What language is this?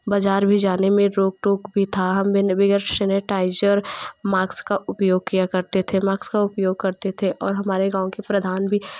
Hindi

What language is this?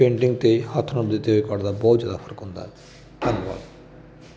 Punjabi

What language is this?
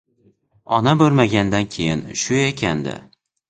Uzbek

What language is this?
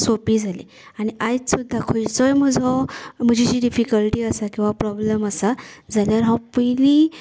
Konkani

